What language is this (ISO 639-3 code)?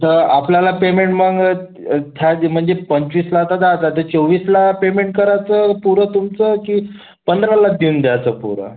mar